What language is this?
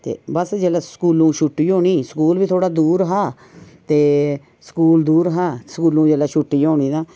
Dogri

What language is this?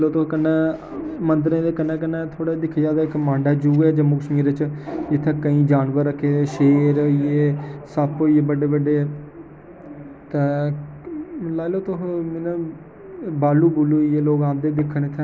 Dogri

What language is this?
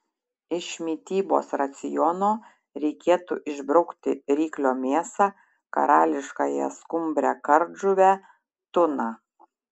Lithuanian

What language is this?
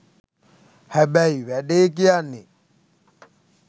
Sinhala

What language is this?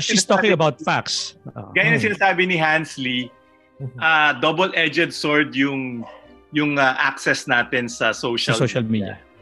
Filipino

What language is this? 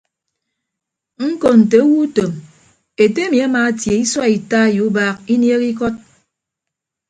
Ibibio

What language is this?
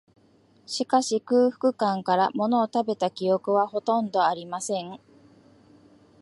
Japanese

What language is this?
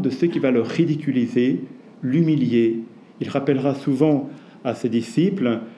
French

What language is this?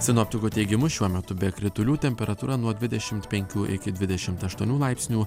Lithuanian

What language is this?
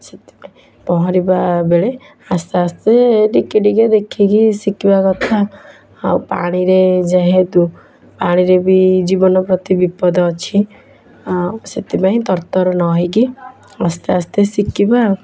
Odia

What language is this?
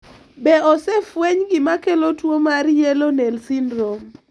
Luo (Kenya and Tanzania)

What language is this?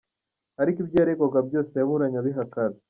Kinyarwanda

